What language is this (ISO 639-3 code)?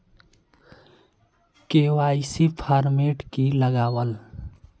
mag